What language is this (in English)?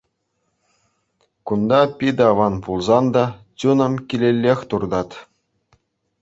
Chuvash